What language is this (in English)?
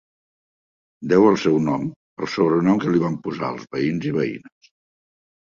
Catalan